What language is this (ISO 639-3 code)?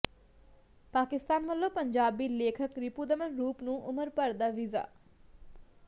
pan